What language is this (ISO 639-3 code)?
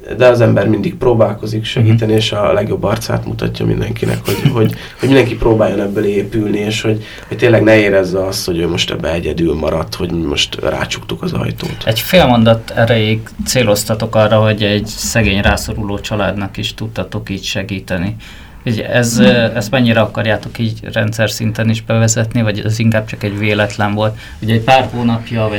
hun